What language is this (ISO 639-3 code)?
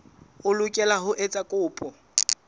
sot